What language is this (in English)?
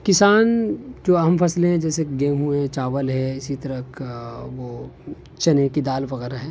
Urdu